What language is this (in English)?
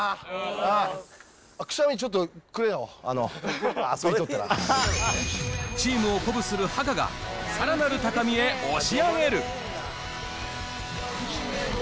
Japanese